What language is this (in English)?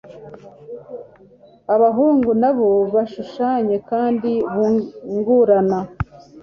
Kinyarwanda